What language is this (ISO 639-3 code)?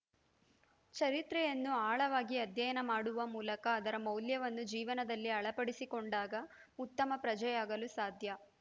kan